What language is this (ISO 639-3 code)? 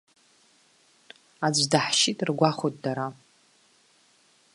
abk